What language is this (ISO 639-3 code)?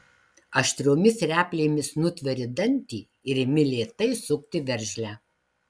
lit